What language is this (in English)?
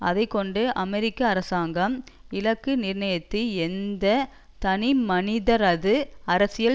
Tamil